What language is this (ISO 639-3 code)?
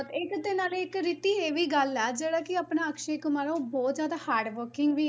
pan